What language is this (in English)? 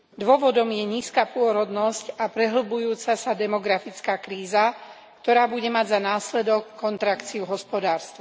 Slovak